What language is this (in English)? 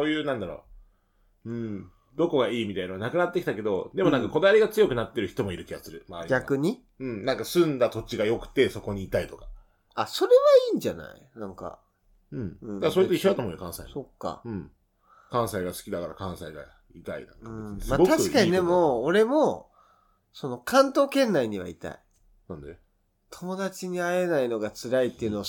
Japanese